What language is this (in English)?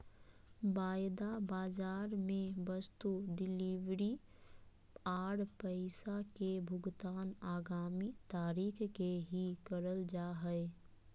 Magahi